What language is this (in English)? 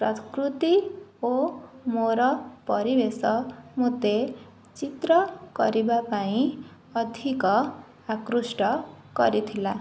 Odia